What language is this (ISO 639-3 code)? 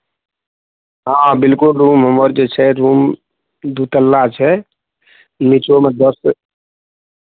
mai